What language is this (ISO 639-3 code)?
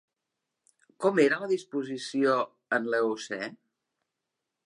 cat